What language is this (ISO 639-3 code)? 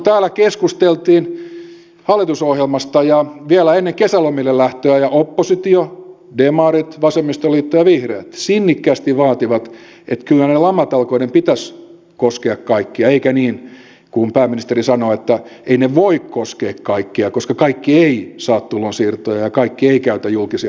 fin